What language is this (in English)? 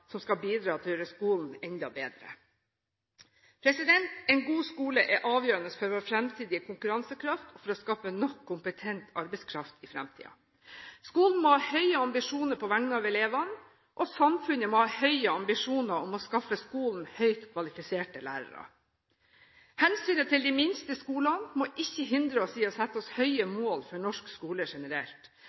Norwegian Bokmål